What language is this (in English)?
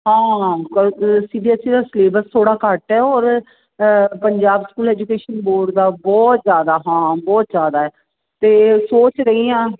Punjabi